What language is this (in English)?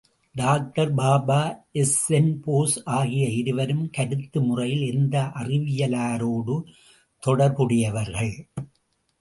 Tamil